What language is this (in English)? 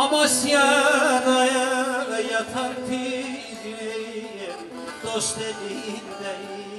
Turkish